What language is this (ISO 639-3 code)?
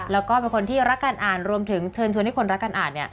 tha